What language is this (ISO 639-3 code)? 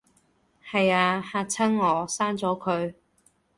yue